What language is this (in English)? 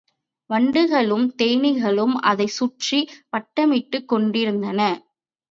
Tamil